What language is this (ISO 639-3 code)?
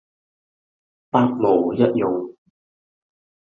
yue